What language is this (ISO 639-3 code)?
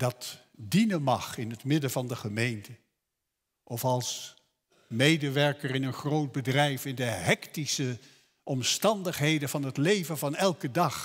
nld